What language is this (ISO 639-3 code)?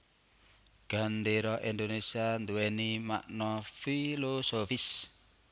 jav